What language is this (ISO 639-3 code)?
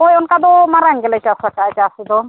sat